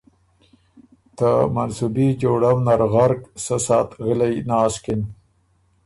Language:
Ormuri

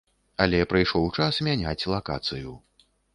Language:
Belarusian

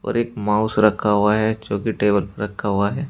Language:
Hindi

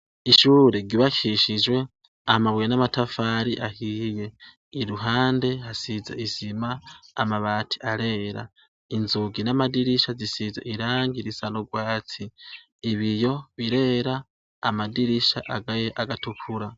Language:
Rundi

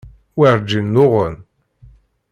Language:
Kabyle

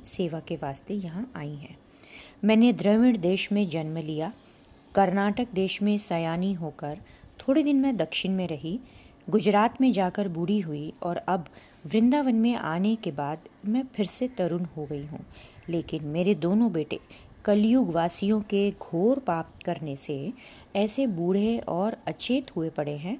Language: Hindi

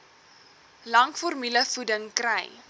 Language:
Afrikaans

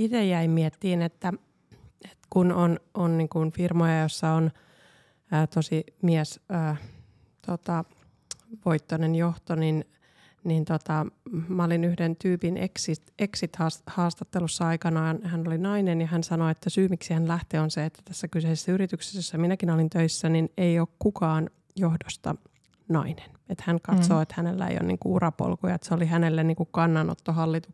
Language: Finnish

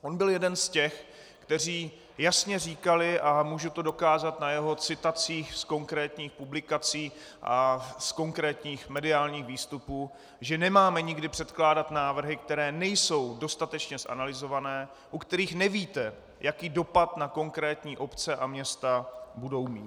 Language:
Czech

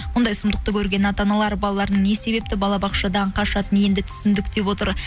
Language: Kazakh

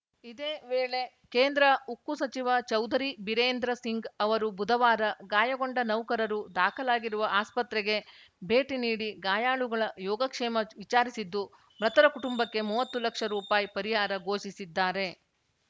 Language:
Kannada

